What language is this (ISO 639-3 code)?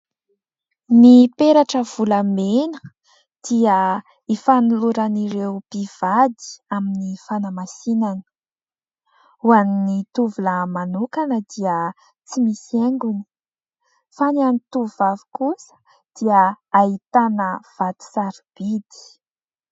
mlg